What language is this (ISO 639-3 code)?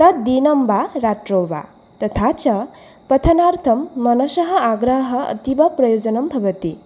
san